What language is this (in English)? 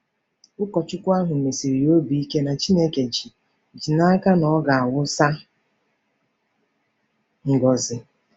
Igbo